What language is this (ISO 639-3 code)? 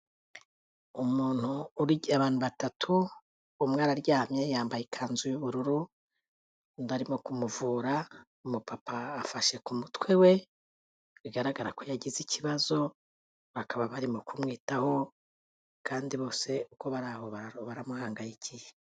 kin